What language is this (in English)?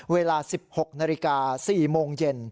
Thai